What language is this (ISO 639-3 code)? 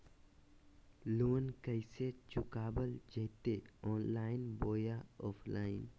mag